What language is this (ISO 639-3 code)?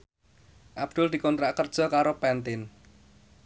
jav